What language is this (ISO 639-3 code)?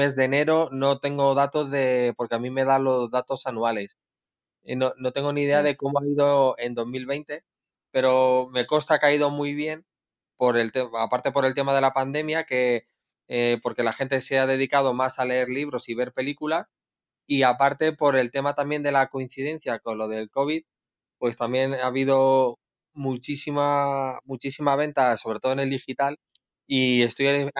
spa